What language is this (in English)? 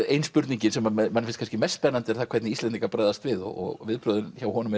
Icelandic